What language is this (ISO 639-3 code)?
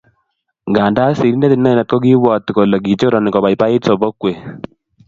kln